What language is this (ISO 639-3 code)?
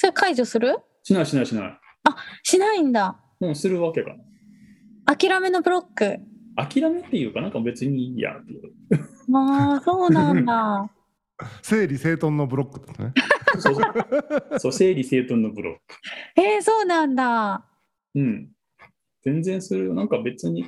jpn